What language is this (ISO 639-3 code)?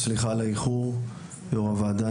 heb